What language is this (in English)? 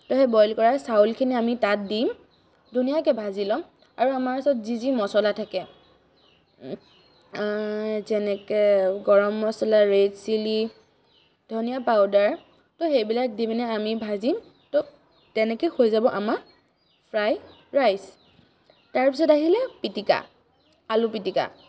Assamese